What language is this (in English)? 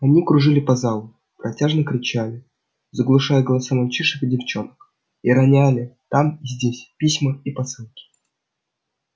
Russian